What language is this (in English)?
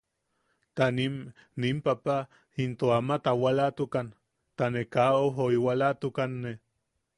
Yaqui